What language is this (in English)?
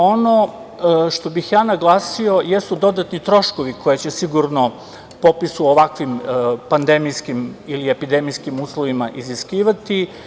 Serbian